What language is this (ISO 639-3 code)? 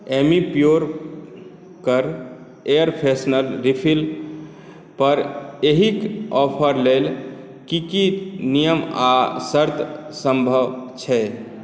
mai